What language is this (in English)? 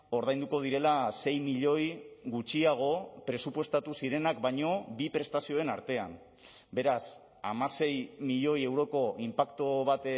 Basque